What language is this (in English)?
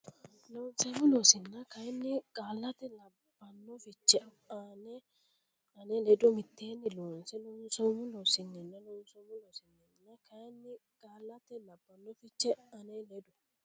Sidamo